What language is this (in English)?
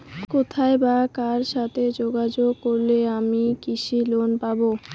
Bangla